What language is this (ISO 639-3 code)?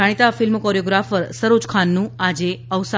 guj